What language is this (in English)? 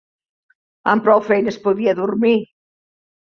Catalan